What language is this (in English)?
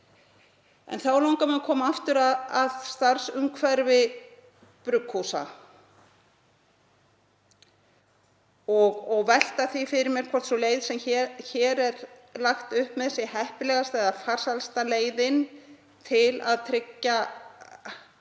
Icelandic